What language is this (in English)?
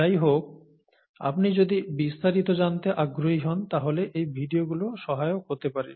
Bangla